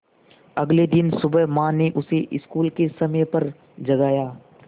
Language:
Hindi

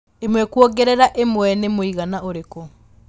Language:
Kikuyu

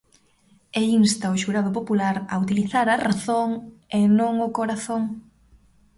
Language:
Galician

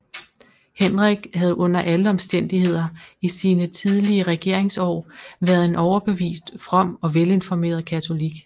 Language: Danish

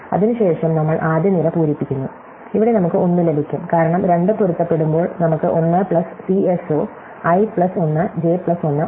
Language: Malayalam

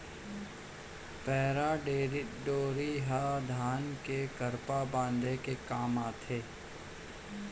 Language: Chhattisgarhi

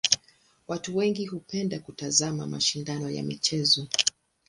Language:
Swahili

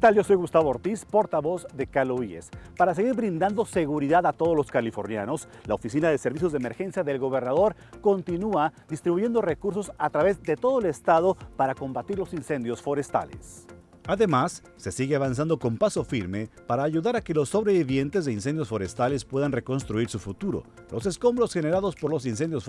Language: Spanish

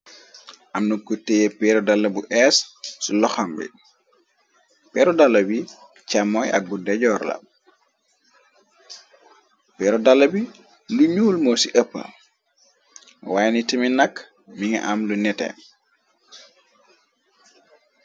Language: Wolof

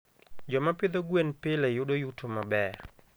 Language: Luo (Kenya and Tanzania)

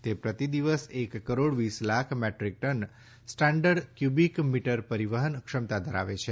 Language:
Gujarati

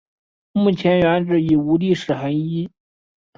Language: Chinese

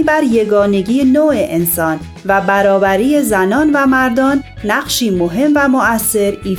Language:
Persian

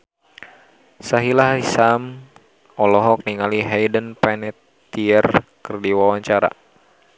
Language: Sundanese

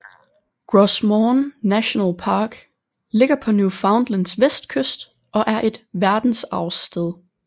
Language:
Danish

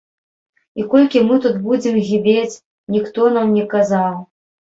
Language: Belarusian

